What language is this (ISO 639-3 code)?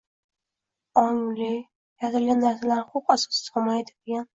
uzb